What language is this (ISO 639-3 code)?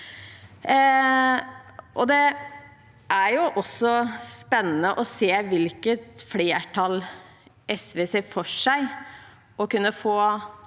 nor